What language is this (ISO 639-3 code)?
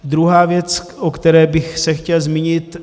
ces